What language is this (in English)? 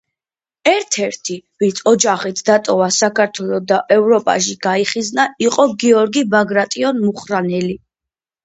Georgian